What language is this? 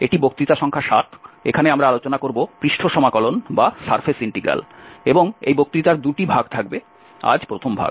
Bangla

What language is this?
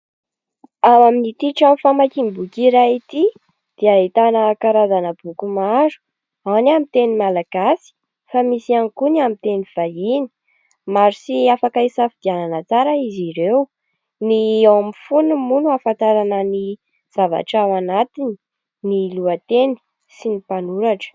Malagasy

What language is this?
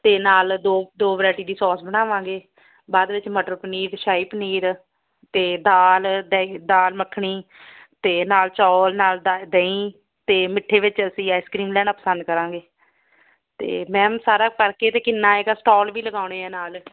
Punjabi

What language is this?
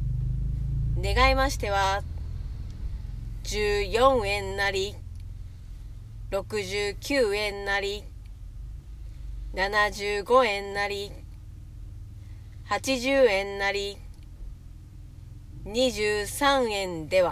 Japanese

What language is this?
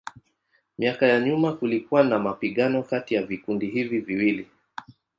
Swahili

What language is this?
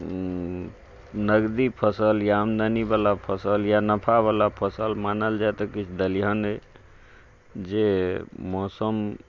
Maithili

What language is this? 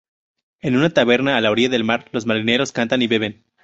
Spanish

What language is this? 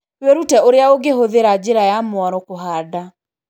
Kikuyu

